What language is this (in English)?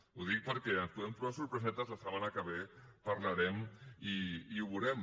Catalan